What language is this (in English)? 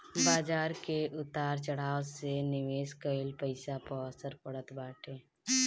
Bhojpuri